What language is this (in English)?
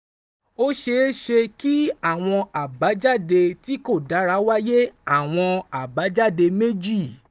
Yoruba